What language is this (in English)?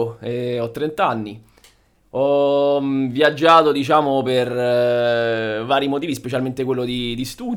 Italian